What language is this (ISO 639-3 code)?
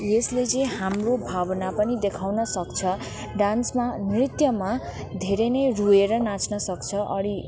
nep